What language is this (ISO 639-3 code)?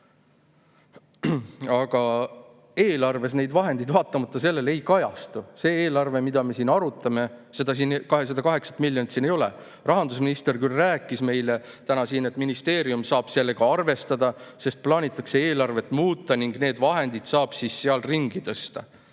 est